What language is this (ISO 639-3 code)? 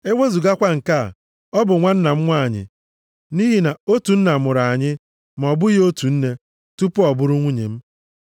ibo